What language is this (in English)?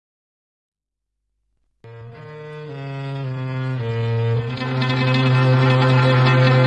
Vietnamese